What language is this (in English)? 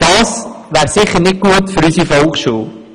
Swiss German